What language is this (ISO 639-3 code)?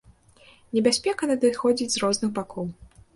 bel